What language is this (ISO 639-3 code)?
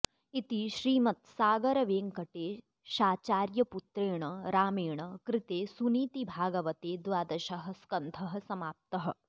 san